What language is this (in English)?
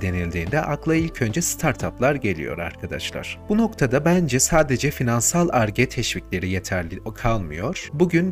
Turkish